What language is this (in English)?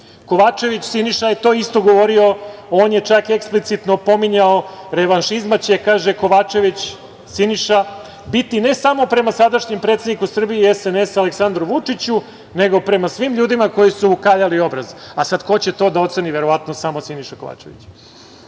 Serbian